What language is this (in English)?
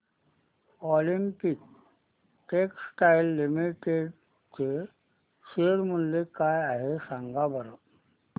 Marathi